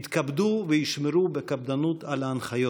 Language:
Hebrew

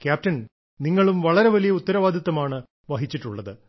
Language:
Malayalam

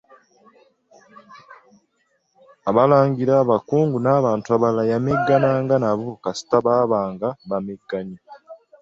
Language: Ganda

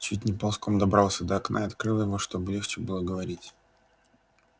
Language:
Russian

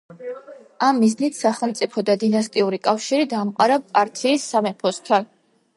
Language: Georgian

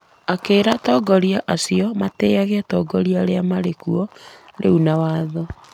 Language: Kikuyu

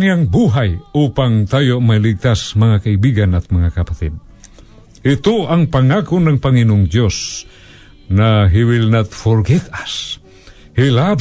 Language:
Filipino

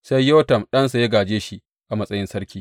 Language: Hausa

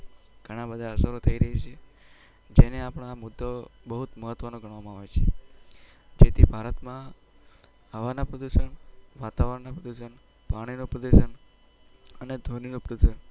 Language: Gujarati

